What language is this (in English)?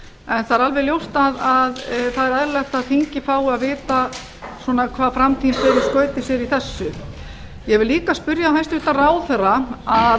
Icelandic